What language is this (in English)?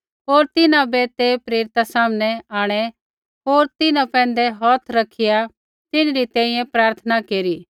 Kullu Pahari